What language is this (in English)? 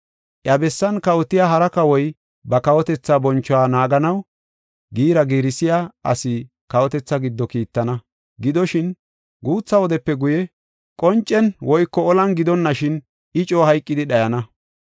Gofa